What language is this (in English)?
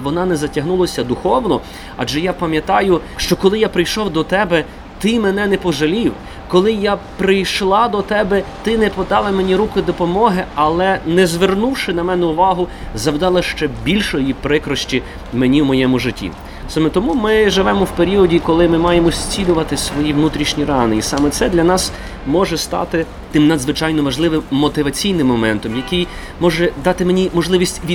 Ukrainian